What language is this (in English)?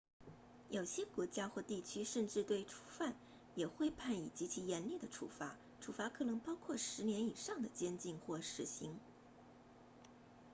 Chinese